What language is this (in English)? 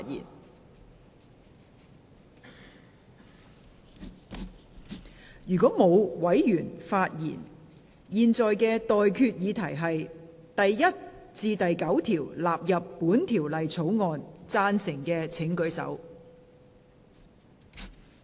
Cantonese